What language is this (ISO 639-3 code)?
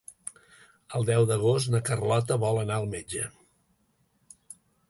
cat